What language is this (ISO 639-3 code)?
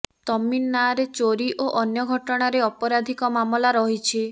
ori